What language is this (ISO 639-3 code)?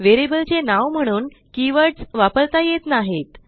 mar